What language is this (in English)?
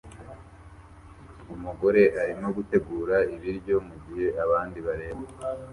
Kinyarwanda